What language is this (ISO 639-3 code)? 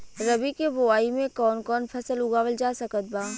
bho